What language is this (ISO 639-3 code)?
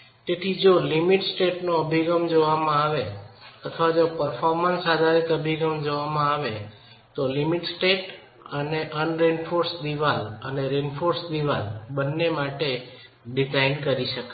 guj